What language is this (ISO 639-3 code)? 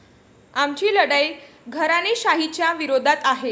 mar